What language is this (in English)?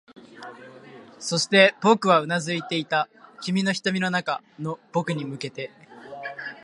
Japanese